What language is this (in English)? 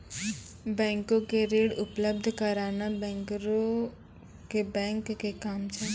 Maithili